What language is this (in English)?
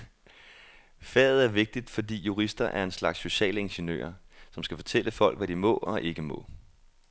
Danish